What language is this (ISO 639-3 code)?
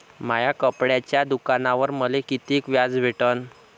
mar